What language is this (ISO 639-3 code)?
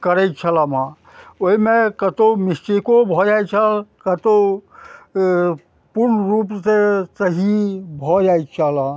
mai